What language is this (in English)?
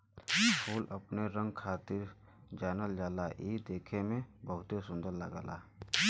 Bhojpuri